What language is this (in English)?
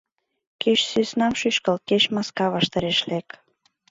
Mari